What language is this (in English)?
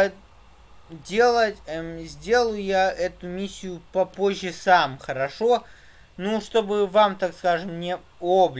Russian